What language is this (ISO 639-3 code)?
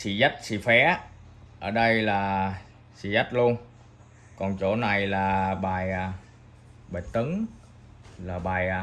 vie